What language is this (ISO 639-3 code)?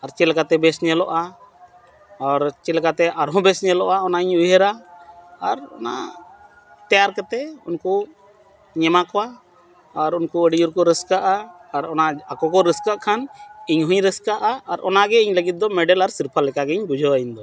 sat